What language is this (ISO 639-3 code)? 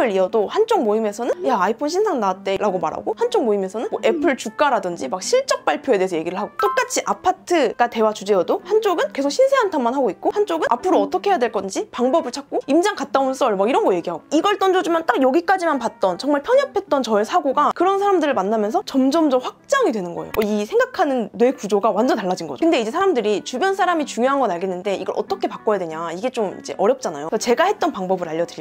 kor